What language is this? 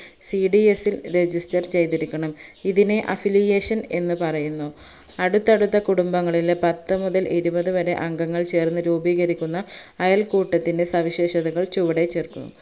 Malayalam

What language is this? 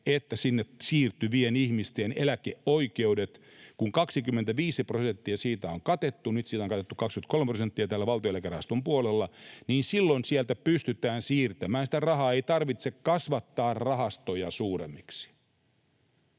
Finnish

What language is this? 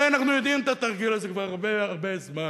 Hebrew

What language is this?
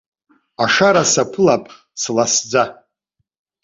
Abkhazian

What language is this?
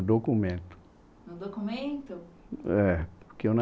Portuguese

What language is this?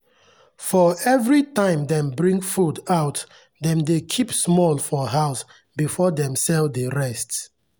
Nigerian Pidgin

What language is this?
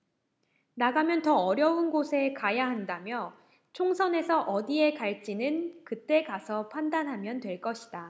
Korean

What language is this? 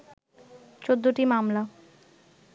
Bangla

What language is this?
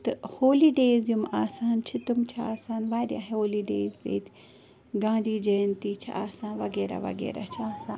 Kashmiri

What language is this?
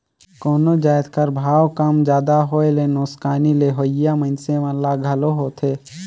Chhattisgarhi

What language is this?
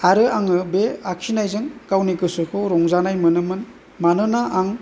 Bodo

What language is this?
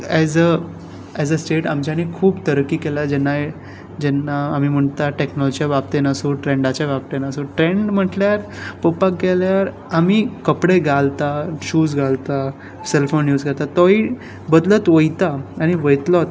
Konkani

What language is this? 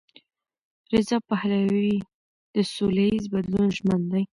Pashto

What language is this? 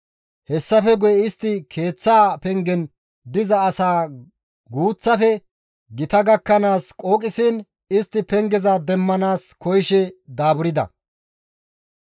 Gamo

